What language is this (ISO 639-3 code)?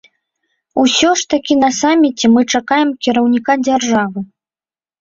bel